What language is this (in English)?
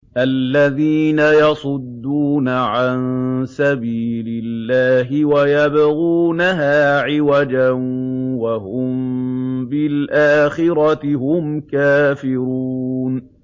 Arabic